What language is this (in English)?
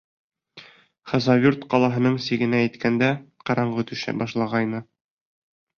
Bashkir